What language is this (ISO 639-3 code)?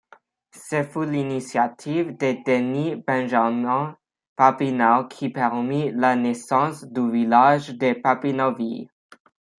fra